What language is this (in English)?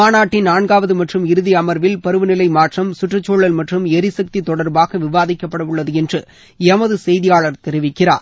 Tamil